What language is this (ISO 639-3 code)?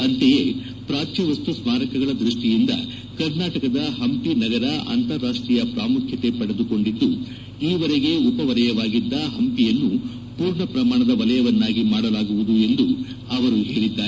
kan